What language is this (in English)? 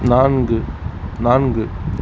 Tamil